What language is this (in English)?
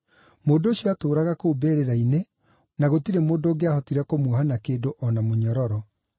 Kikuyu